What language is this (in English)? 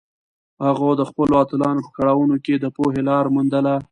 Pashto